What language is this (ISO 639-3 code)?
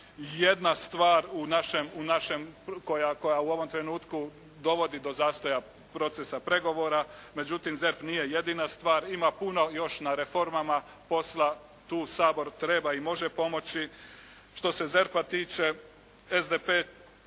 hrv